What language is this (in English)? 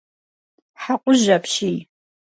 Kabardian